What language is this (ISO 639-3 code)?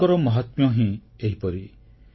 ori